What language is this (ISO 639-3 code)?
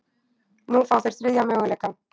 isl